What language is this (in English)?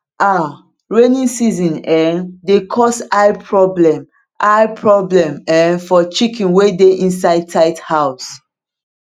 Nigerian Pidgin